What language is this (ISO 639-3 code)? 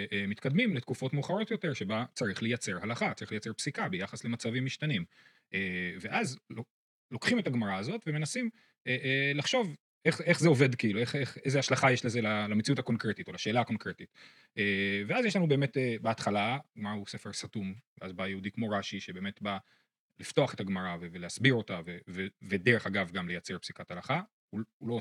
heb